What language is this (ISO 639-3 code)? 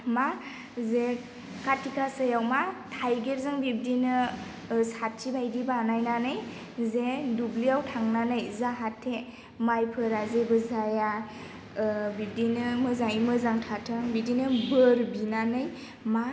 brx